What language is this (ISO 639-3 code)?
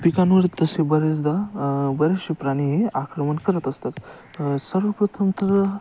mar